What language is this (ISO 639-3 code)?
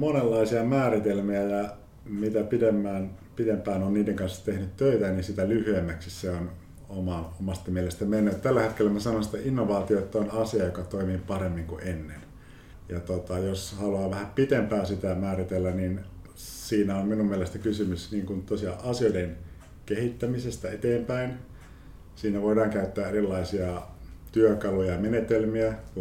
fin